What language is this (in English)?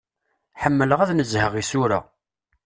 Kabyle